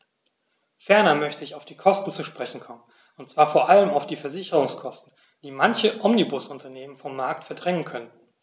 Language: German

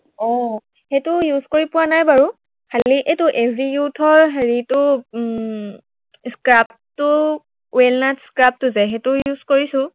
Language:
Assamese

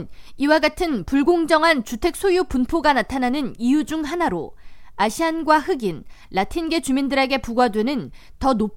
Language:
Korean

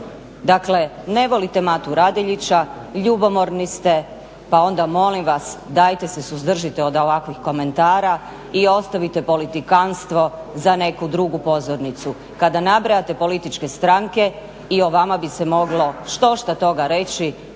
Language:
Croatian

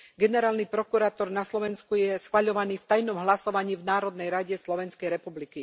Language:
Slovak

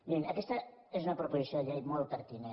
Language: Catalan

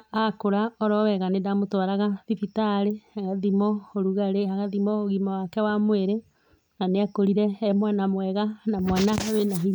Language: Kikuyu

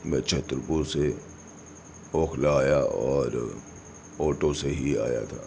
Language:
Urdu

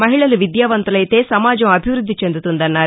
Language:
Telugu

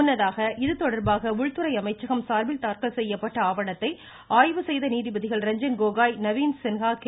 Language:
Tamil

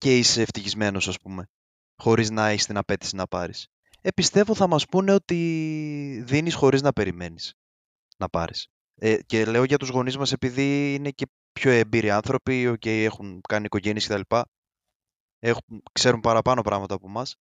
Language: Greek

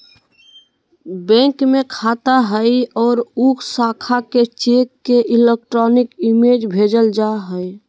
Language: Magahi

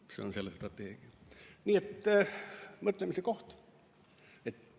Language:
Estonian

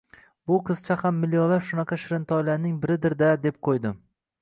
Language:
Uzbek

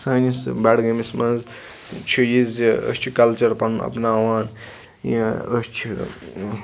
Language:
Kashmiri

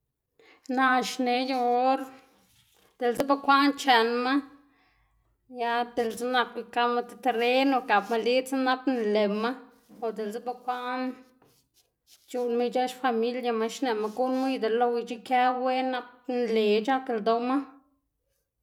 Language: Xanaguía Zapotec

